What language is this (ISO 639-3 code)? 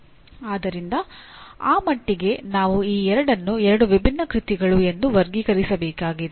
kan